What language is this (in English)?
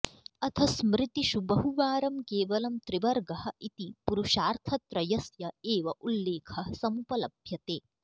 Sanskrit